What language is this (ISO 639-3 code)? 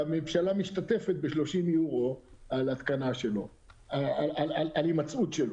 heb